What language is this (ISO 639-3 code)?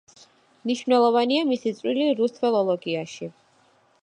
kat